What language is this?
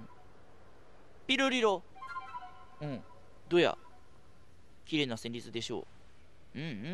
Japanese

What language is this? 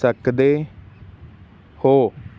Punjabi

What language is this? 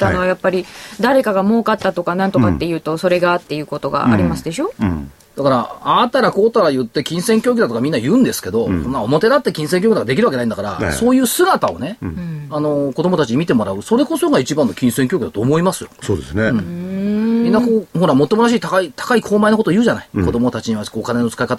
Japanese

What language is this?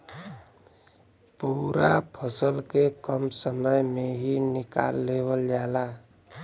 Bhojpuri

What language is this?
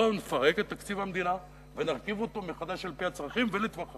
Hebrew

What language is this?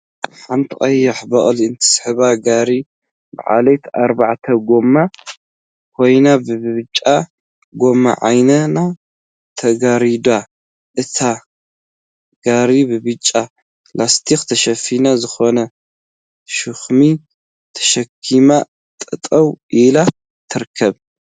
Tigrinya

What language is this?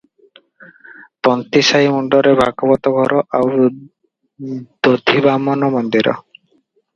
Odia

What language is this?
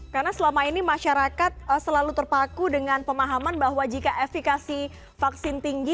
Indonesian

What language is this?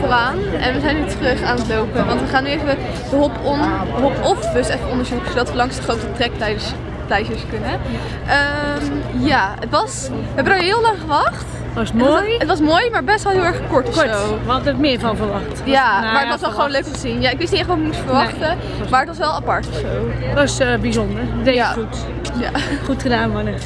Dutch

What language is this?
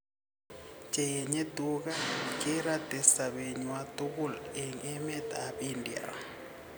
Kalenjin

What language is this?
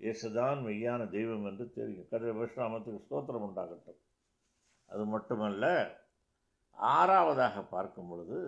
Tamil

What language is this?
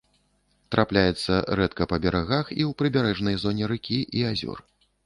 Belarusian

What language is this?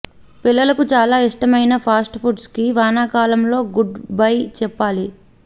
Telugu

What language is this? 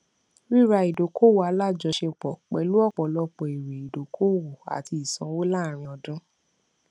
Yoruba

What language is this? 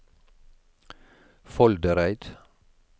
Norwegian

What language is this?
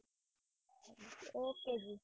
Punjabi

